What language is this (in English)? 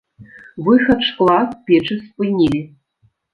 Belarusian